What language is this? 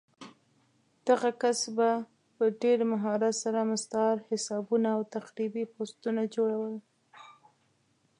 Pashto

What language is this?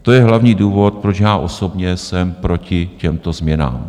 Czech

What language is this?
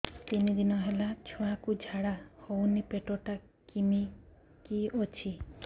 Odia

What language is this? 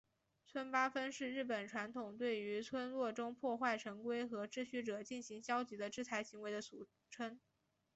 Chinese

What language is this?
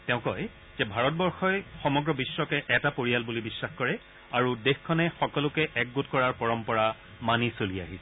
Assamese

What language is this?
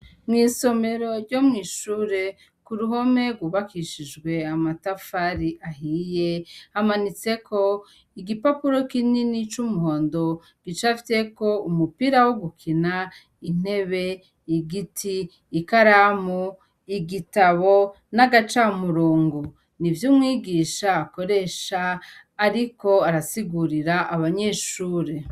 Rundi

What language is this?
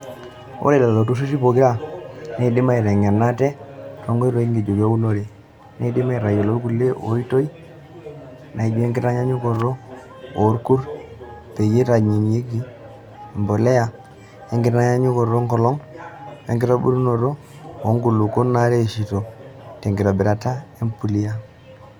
Masai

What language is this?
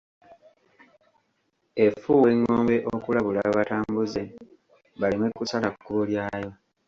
Ganda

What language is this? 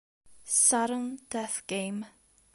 Italian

